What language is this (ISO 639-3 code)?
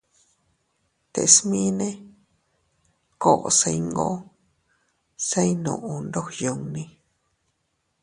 cut